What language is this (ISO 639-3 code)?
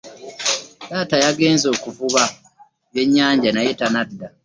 lug